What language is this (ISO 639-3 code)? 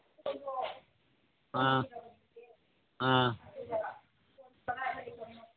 mni